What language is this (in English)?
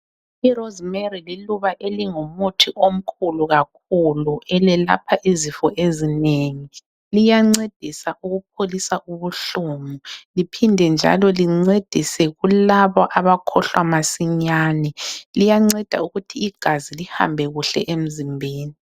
North Ndebele